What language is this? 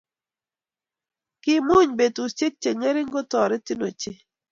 Kalenjin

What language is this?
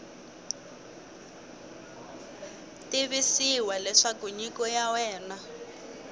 Tsonga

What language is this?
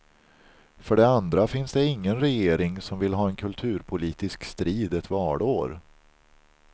Swedish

